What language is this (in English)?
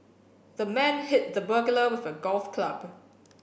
English